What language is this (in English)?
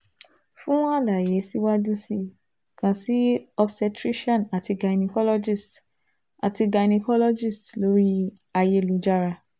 Yoruba